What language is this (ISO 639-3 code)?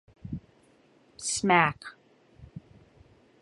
eng